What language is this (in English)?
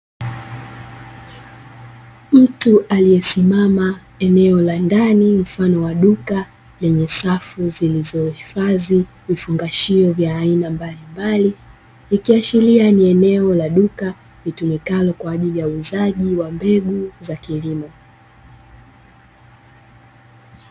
Swahili